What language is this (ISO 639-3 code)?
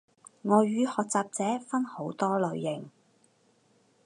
yue